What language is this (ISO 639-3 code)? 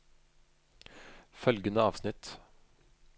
nor